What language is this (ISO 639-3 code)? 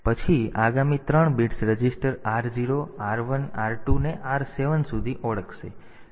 guj